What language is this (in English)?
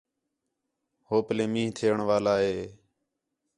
Khetrani